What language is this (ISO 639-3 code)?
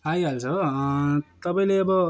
nep